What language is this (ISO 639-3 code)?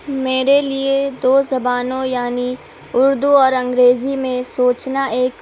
urd